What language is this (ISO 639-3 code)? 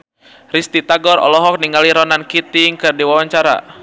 sun